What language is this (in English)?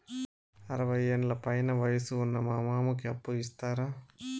Telugu